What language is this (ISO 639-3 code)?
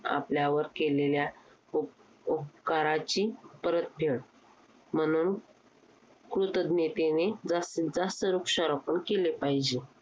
mar